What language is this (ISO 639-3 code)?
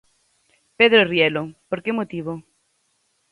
glg